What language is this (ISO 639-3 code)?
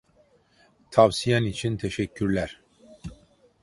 tur